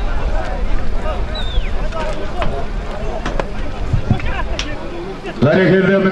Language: Turkish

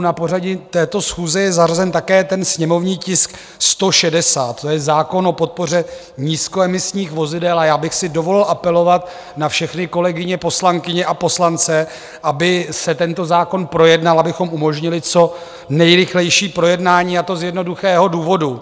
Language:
Czech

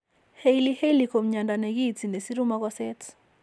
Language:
Kalenjin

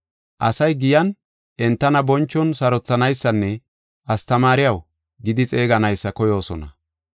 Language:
Gofa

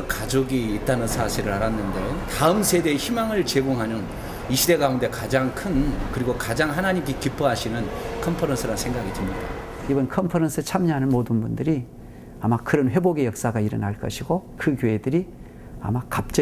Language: Korean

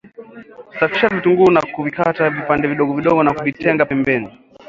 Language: Swahili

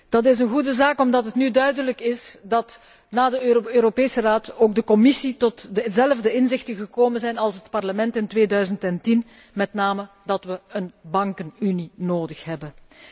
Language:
Dutch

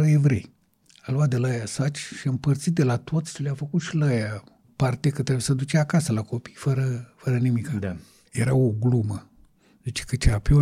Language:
Romanian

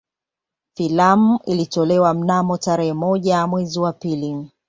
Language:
Swahili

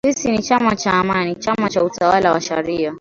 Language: Swahili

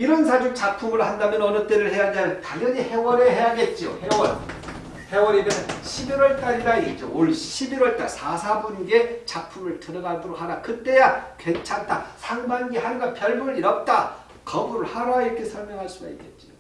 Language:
Korean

